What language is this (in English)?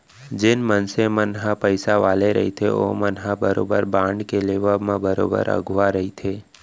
Chhattisgarhi